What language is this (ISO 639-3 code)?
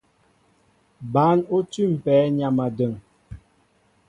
mbo